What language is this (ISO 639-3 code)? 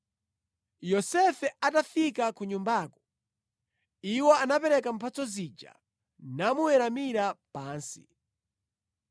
nya